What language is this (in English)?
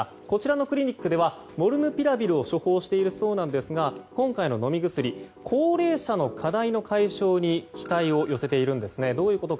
Japanese